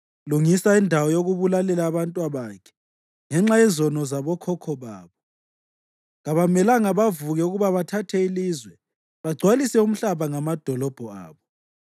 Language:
North Ndebele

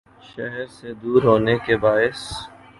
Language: Urdu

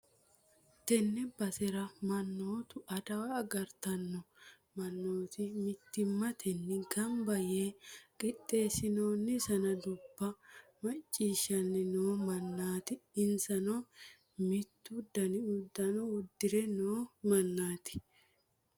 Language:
Sidamo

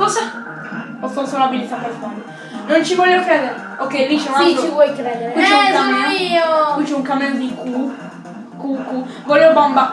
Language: Italian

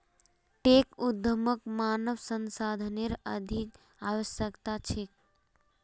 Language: Magahi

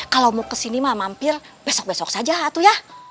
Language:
Indonesian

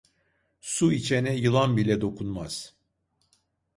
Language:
Turkish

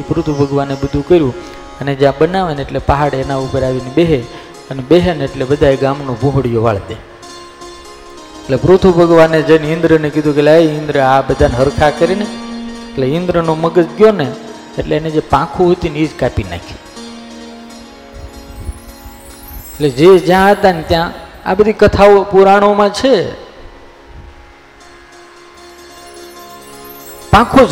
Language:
Gujarati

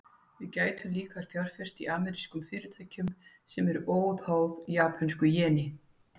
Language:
Icelandic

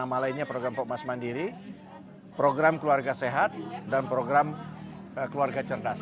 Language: Indonesian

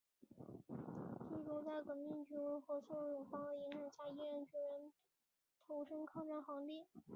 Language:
Chinese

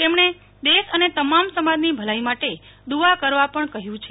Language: Gujarati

